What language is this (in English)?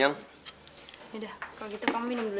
Indonesian